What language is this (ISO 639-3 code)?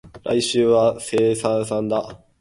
jpn